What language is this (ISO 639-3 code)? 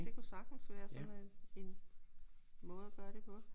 dan